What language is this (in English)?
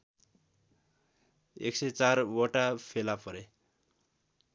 Nepali